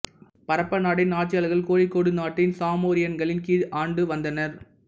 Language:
Tamil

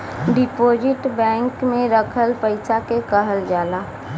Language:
Bhojpuri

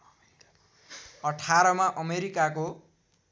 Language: Nepali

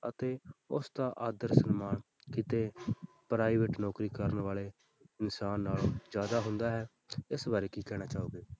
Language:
Punjabi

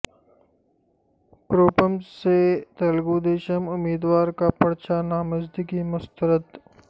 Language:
Urdu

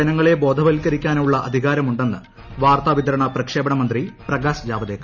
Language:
Malayalam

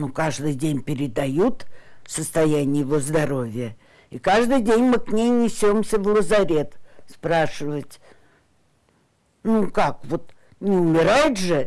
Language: Russian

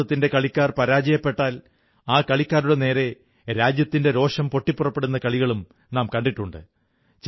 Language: Malayalam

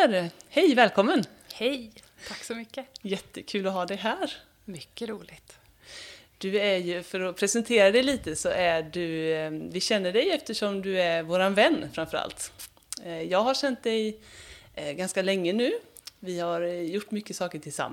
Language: Swedish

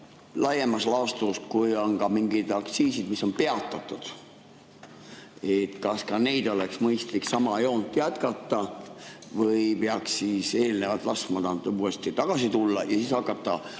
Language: Estonian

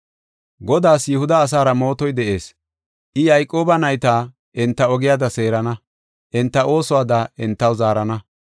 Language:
Gofa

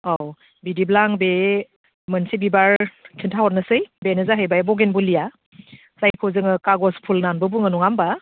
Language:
Bodo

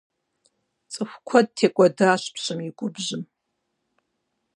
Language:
Kabardian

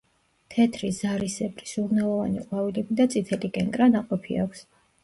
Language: Georgian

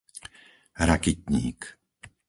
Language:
Slovak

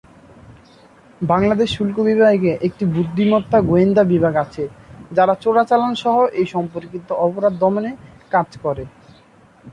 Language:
Bangla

